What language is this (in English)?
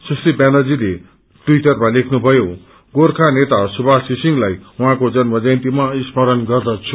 Nepali